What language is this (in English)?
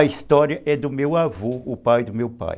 Portuguese